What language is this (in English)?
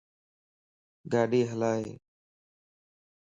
Lasi